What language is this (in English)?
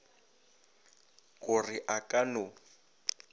Northern Sotho